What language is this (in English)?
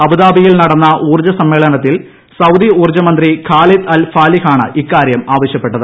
Malayalam